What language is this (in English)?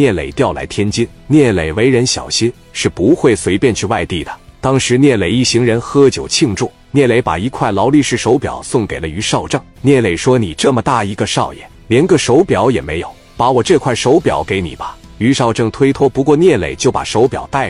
Chinese